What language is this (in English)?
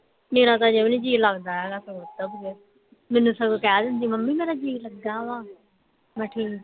Punjabi